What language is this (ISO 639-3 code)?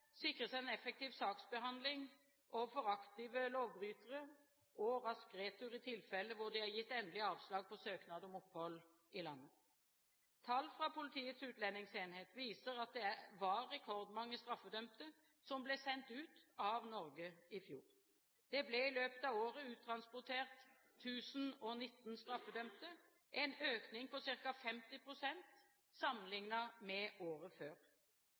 nob